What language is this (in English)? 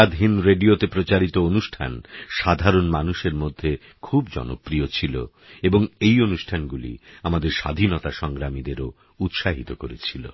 Bangla